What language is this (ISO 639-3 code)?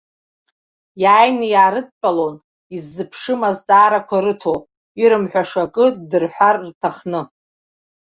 abk